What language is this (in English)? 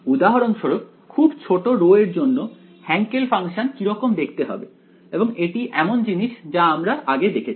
Bangla